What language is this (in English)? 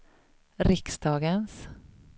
Swedish